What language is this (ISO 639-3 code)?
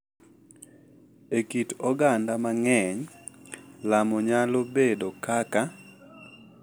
luo